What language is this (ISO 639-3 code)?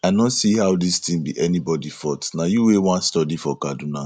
pcm